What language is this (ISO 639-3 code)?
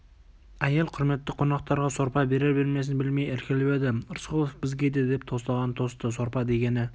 kaz